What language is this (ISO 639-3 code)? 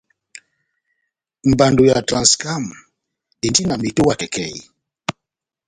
bnm